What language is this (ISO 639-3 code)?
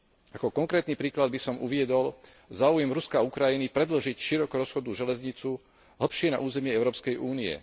slk